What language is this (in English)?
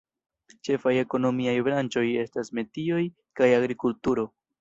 Esperanto